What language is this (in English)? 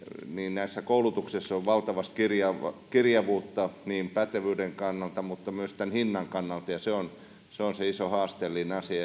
Finnish